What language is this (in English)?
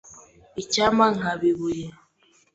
Kinyarwanda